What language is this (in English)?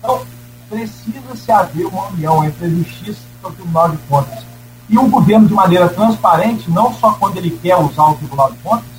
Portuguese